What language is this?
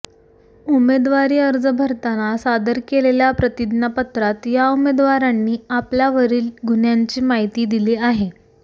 Marathi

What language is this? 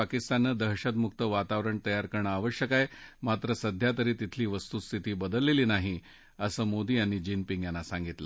Marathi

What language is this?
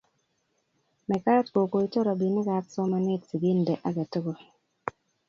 Kalenjin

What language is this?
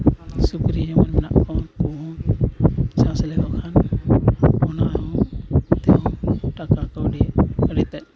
Santali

